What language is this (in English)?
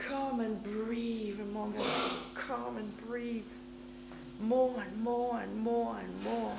English